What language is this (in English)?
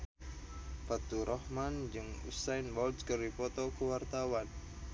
Sundanese